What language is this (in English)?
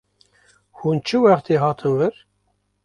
Kurdish